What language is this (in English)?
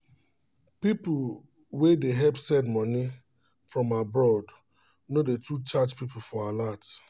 Nigerian Pidgin